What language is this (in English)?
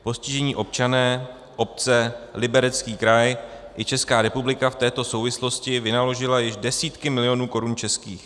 Czech